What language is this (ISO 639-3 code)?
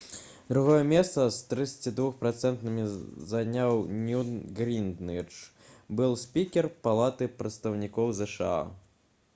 bel